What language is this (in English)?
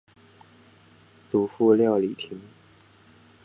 Chinese